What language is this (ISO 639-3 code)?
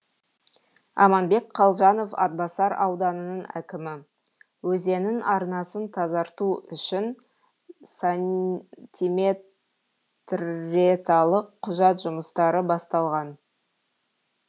kaz